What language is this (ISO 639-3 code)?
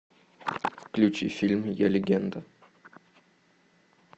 rus